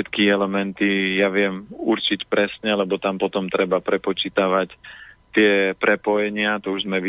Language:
Slovak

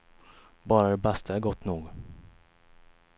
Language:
Swedish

